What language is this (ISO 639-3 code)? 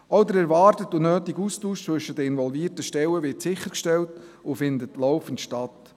gsw